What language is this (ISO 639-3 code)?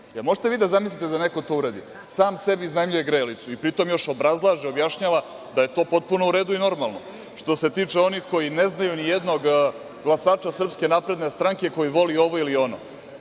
srp